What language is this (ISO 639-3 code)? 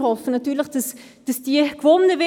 gsw